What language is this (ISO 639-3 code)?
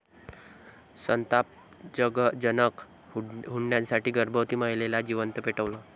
mar